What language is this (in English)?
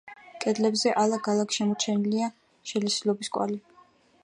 Georgian